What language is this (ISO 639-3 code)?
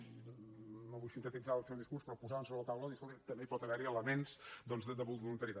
cat